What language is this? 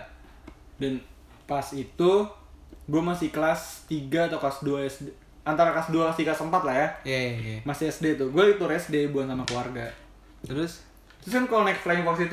Indonesian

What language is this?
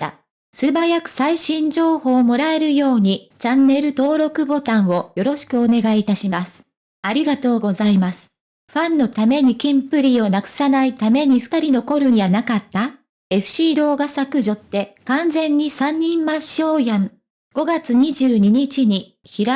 Japanese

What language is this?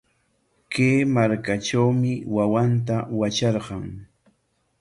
Corongo Ancash Quechua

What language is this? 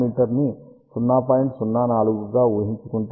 Telugu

